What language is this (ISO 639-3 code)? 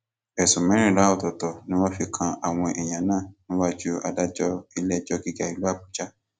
yor